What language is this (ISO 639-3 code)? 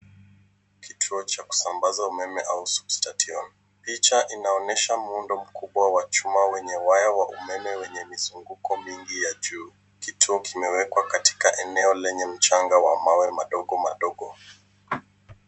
swa